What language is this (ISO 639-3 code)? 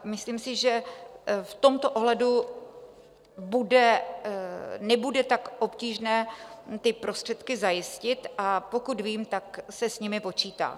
ces